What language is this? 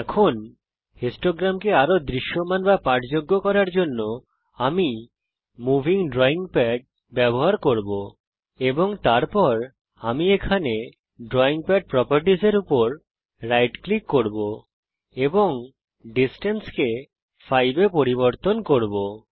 Bangla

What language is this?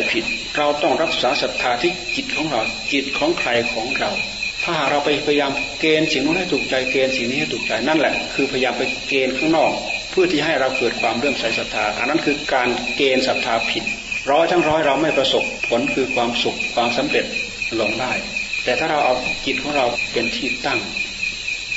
Thai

